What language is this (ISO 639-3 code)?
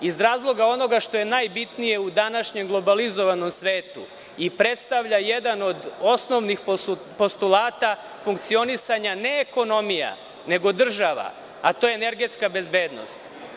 srp